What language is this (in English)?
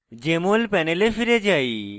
Bangla